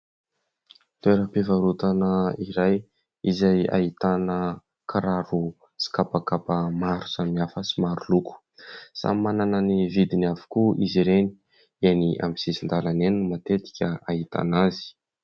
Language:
Malagasy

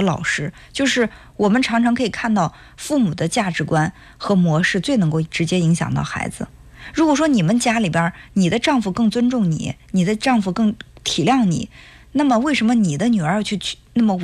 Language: Chinese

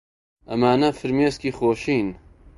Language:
Central Kurdish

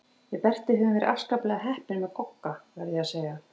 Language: Icelandic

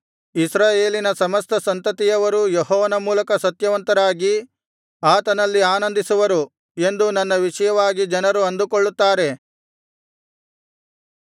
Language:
Kannada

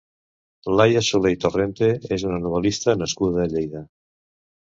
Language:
Catalan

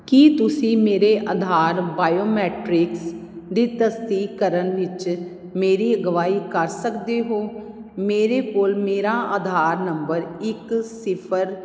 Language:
Punjabi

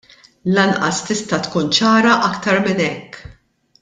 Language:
Maltese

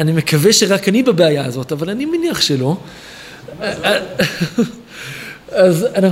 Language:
Hebrew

